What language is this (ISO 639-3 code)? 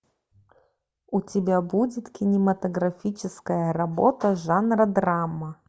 rus